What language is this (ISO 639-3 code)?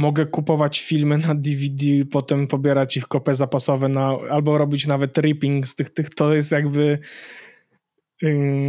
pol